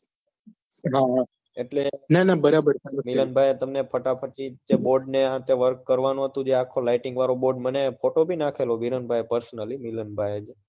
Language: Gujarati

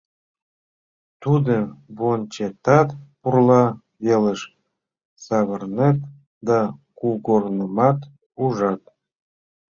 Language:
Mari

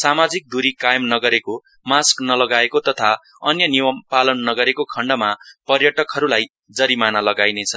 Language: Nepali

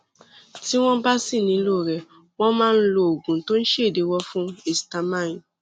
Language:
Yoruba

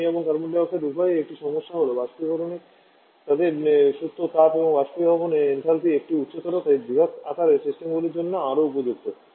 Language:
Bangla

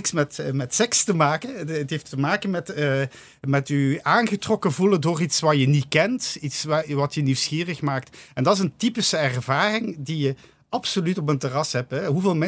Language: Dutch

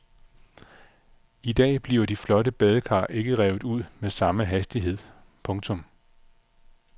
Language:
Danish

